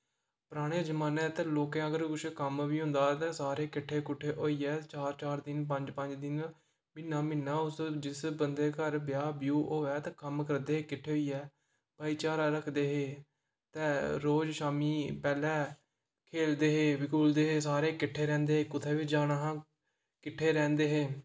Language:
Dogri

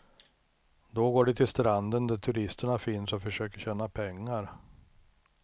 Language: Swedish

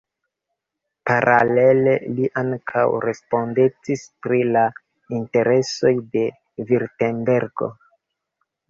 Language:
Esperanto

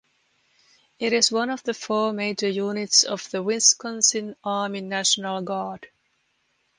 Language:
English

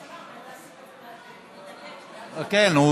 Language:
Hebrew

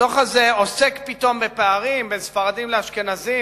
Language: Hebrew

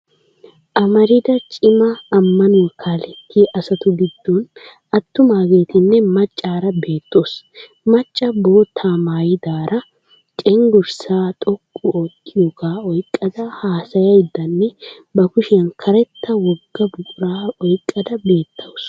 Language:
Wolaytta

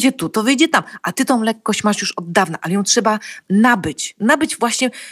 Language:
Polish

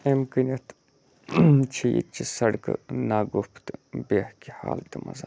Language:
Kashmiri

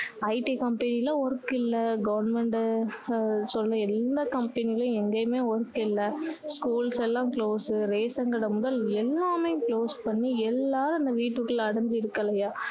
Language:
Tamil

